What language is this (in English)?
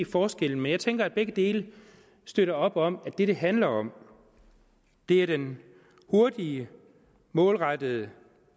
Danish